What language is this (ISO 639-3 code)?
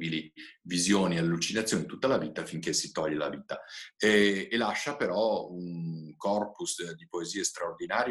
ita